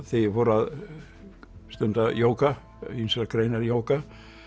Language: Icelandic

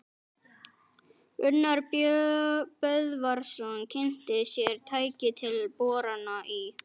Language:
Icelandic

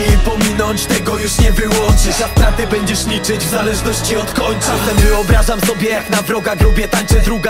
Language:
Polish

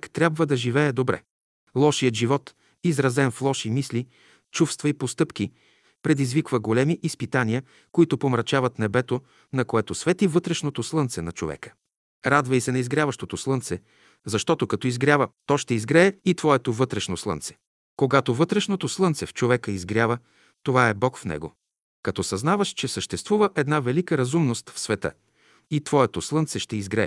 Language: Bulgarian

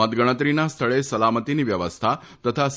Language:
Gujarati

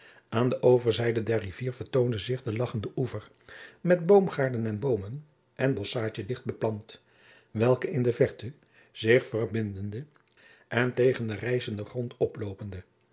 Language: Dutch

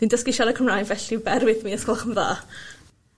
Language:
Welsh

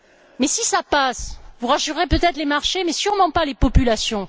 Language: French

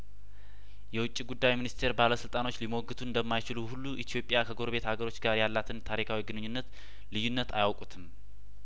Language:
Amharic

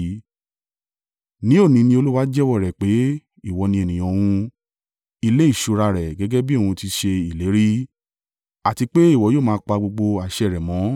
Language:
Yoruba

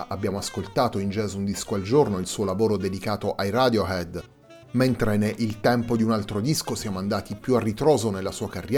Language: Italian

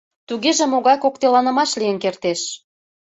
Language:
Mari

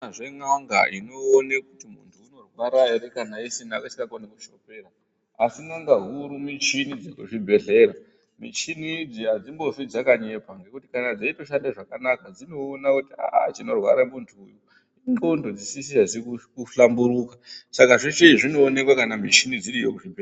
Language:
Ndau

